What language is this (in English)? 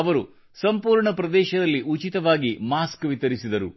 Kannada